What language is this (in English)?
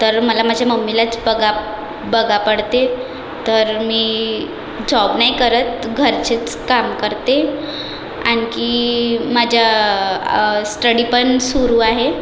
Marathi